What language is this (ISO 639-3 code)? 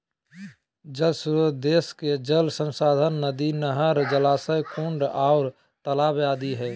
mag